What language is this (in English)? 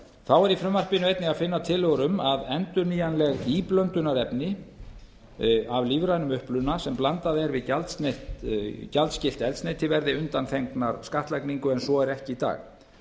Icelandic